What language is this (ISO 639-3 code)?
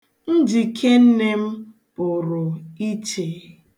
ibo